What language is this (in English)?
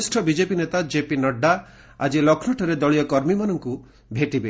Odia